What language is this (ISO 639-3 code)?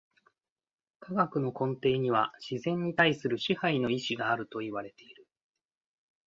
jpn